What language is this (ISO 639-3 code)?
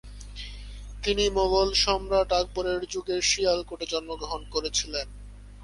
ben